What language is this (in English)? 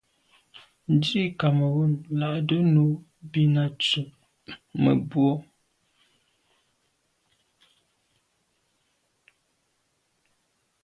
Medumba